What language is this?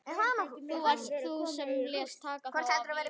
Icelandic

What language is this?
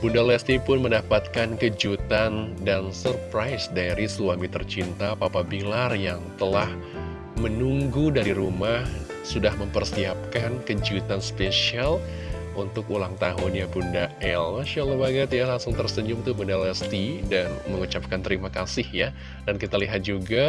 Indonesian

